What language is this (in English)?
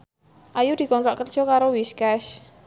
Javanese